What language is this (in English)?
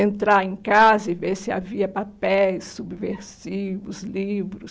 Portuguese